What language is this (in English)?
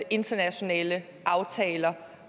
Danish